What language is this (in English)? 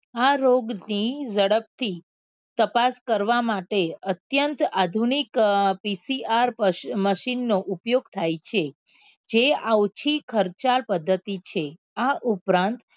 Gujarati